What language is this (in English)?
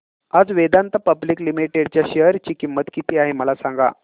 Marathi